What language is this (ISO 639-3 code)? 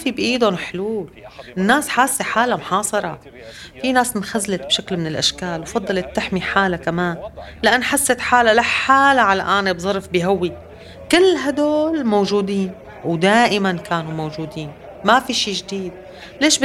ara